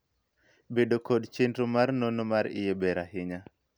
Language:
Luo (Kenya and Tanzania)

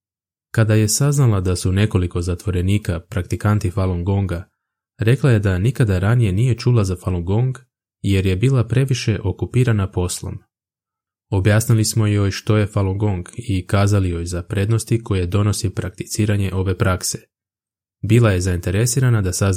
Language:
Croatian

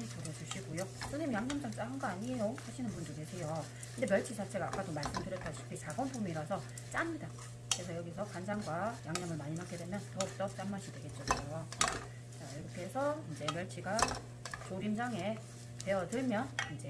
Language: Korean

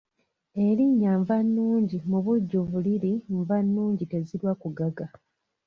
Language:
Ganda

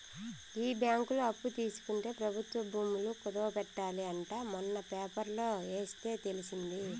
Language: Telugu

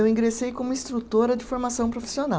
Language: Portuguese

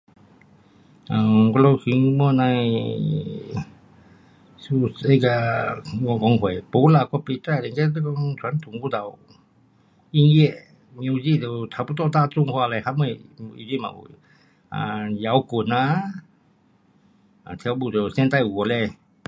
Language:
Pu-Xian Chinese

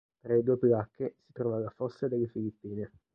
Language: Italian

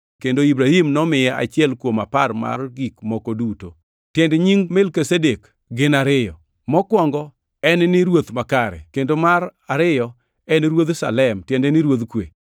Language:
Luo (Kenya and Tanzania)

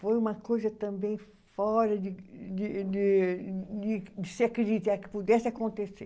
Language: Portuguese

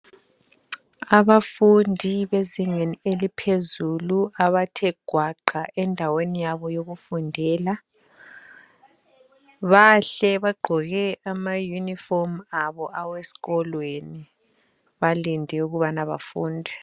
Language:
North Ndebele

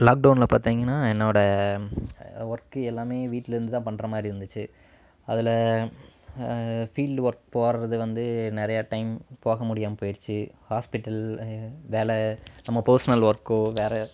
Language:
Tamil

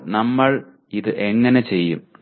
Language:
Malayalam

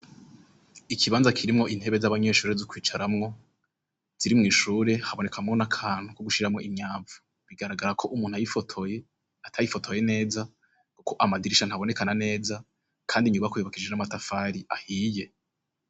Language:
Rundi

